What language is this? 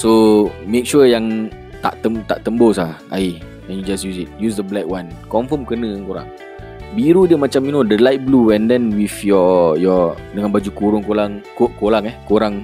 Malay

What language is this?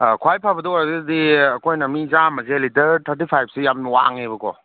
Manipuri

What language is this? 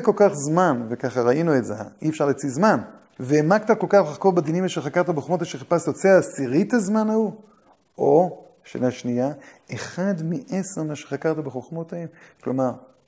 Hebrew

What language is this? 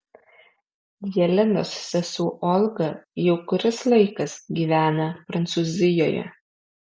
Lithuanian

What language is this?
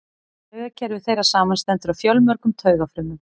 Icelandic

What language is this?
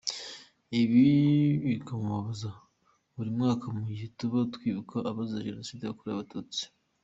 Kinyarwanda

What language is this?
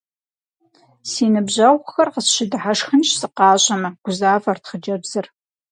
Kabardian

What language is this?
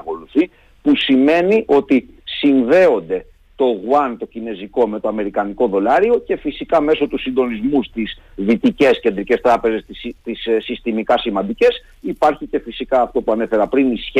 Greek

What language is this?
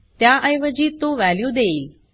Marathi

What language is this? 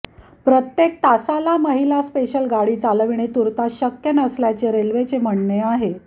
Marathi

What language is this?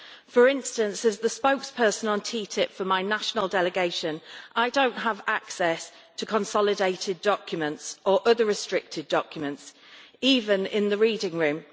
English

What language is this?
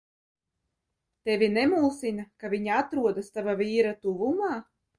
Latvian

